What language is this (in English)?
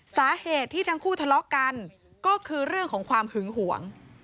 Thai